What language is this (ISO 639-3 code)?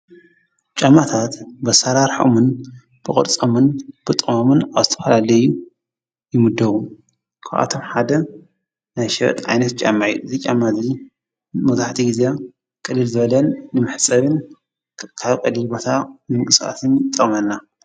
tir